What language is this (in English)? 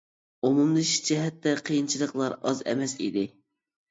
Uyghur